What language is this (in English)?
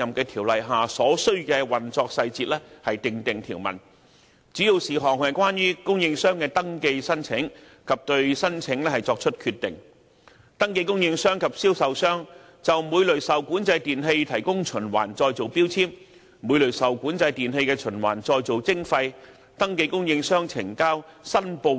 Cantonese